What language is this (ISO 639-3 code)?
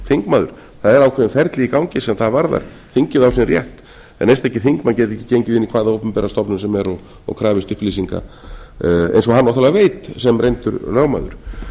isl